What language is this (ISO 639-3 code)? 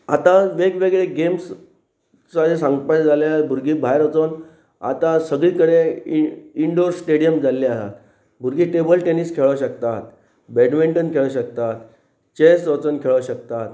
kok